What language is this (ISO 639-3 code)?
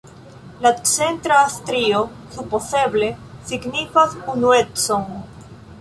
epo